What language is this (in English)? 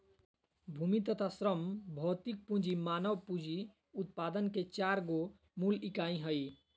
Magahi